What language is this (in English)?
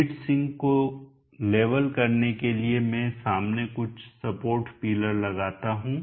Hindi